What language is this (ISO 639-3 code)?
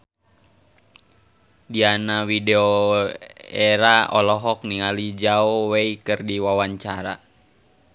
sun